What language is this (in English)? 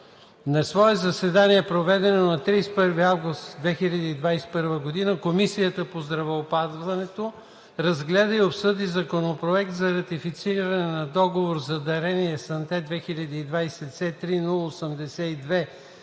Bulgarian